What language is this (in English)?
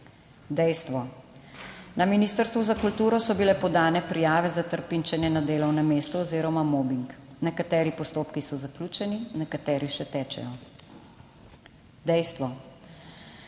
Slovenian